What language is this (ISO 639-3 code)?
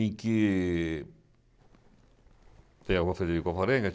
por